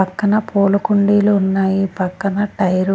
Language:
Telugu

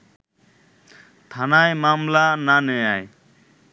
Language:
Bangla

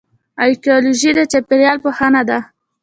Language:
Pashto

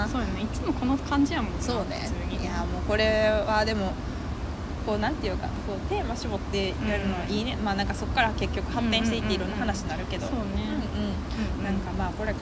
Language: Japanese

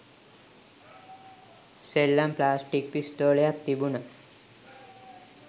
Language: Sinhala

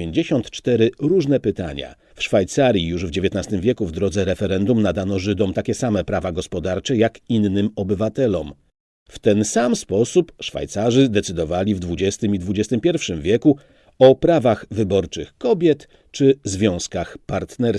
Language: Polish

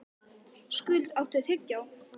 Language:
Icelandic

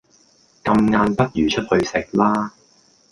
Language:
Cantonese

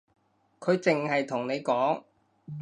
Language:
Cantonese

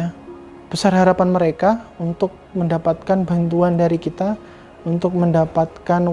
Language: Indonesian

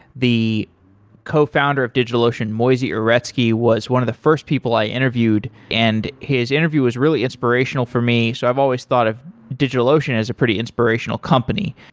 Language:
English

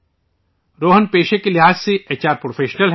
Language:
Urdu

